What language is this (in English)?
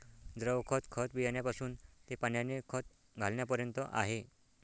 Marathi